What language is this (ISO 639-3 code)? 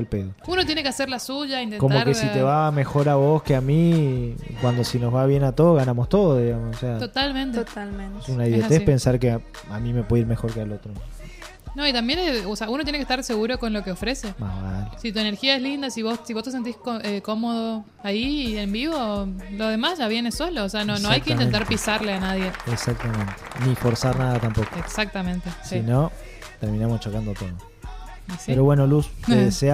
spa